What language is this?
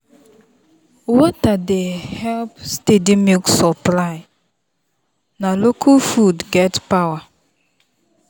Nigerian Pidgin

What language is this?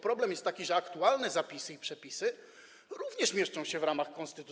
Polish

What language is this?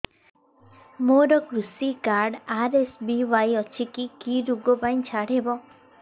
Odia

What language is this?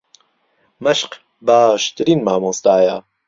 Central Kurdish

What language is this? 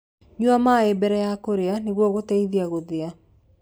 Kikuyu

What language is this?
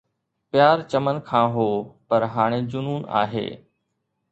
Sindhi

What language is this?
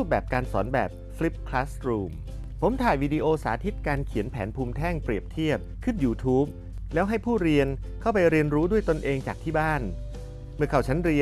Thai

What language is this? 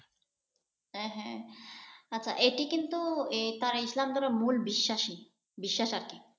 Bangla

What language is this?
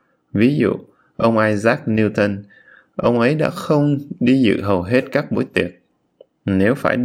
Vietnamese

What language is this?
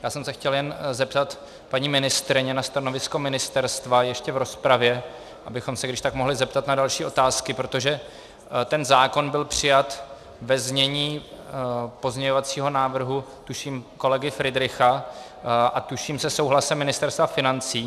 Czech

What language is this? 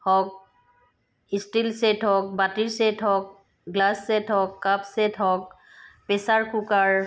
Assamese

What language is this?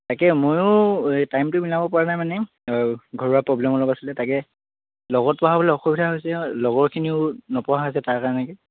Assamese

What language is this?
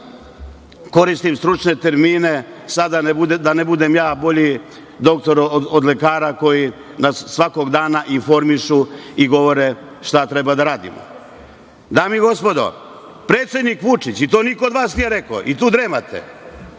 Serbian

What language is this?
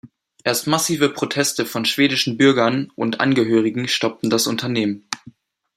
German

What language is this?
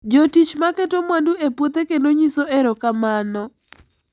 Luo (Kenya and Tanzania)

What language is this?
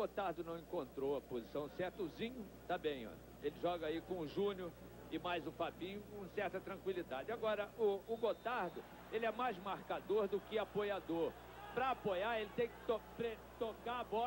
Portuguese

